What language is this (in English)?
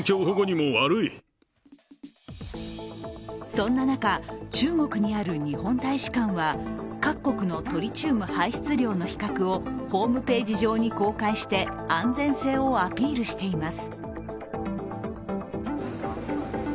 Japanese